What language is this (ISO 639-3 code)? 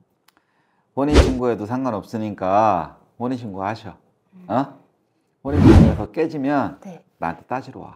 kor